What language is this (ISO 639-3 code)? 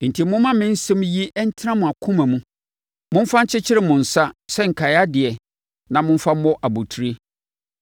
aka